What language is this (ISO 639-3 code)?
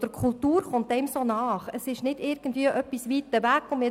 gsw